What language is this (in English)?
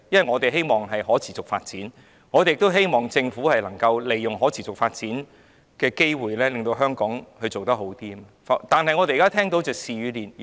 Cantonese